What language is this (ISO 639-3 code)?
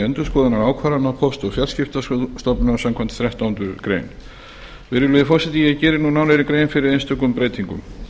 isl